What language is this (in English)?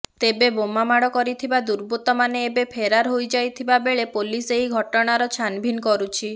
Odia